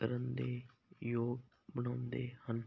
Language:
Punjabi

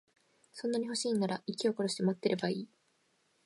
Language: Japanese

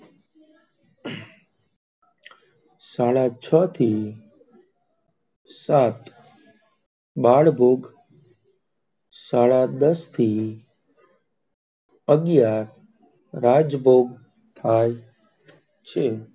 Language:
Gujarati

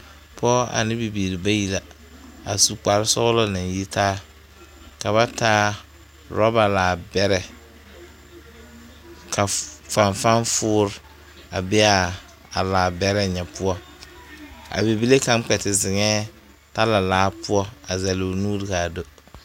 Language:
Southern Dagaare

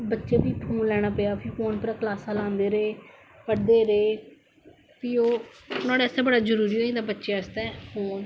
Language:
Dogri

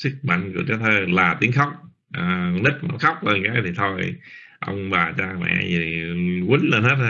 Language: Vietnamese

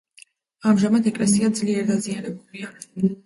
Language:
Georgian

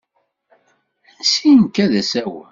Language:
Kabyle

